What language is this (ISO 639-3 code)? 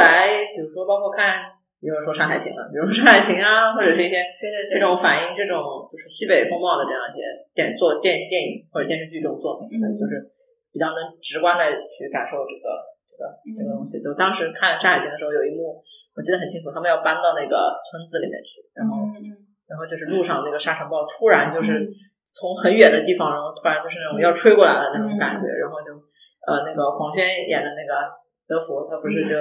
zho